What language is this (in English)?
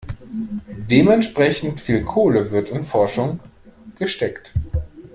German